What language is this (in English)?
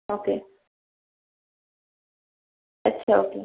Marathi